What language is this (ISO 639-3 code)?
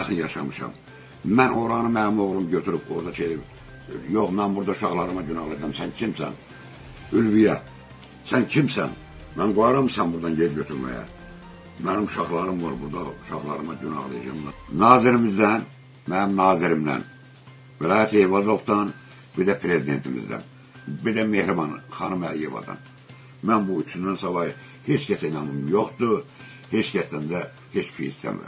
tur